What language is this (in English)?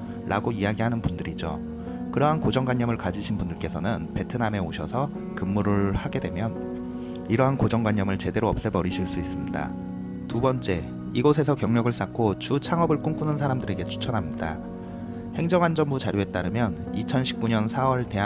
Korean